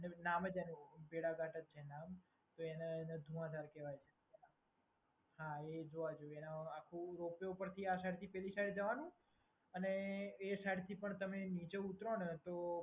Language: Gujarati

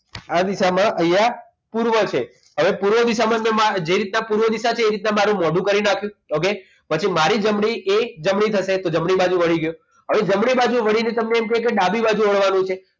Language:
Gujarati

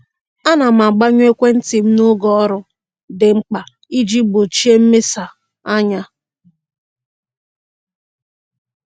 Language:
Igbo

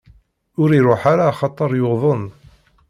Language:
Kabyle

